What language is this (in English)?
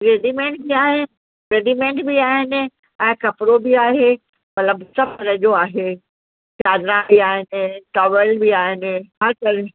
Sindhi